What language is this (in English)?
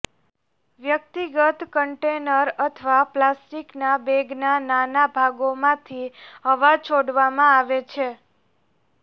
Gujarati